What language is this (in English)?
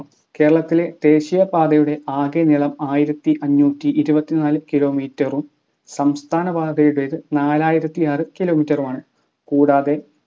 Malayalam